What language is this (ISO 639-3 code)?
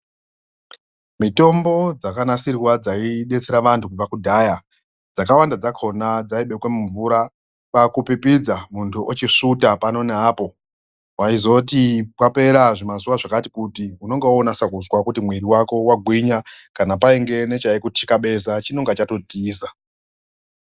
ndc